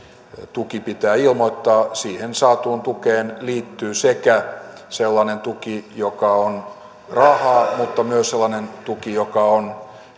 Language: Finnish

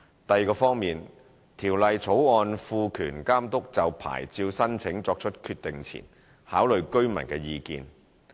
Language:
Cantonese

